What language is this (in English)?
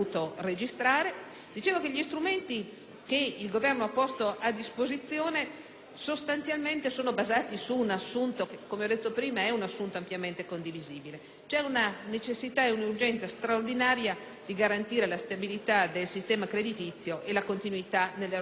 Italian